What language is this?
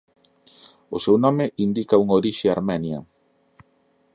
Galician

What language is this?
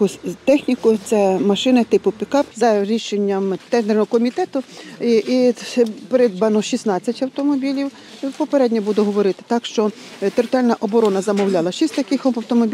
Ukrainian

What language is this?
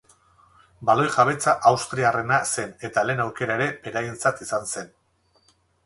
Basque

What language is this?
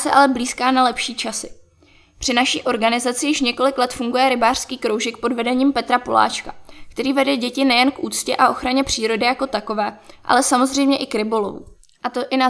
Czech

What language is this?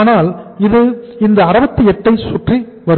Tamil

